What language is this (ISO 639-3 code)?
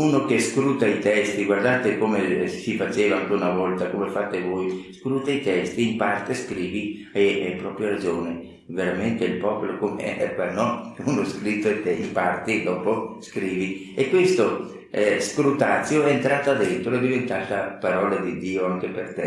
ita